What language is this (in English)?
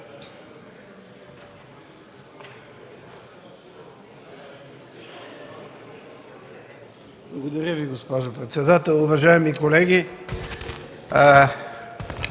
Bulgarian